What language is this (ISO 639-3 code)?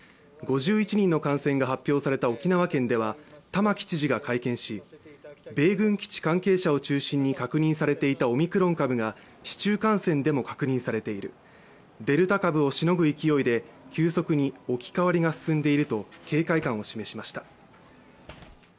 jpn